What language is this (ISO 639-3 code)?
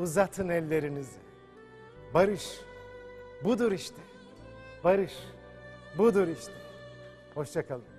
tur